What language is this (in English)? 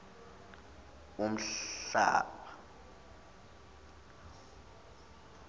Zulu